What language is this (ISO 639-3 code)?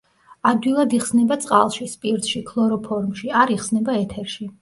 kat